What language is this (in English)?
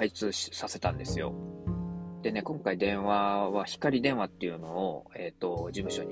Japanese